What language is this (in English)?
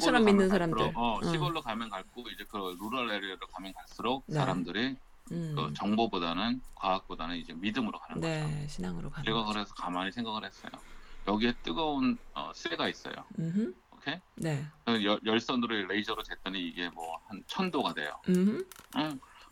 Korean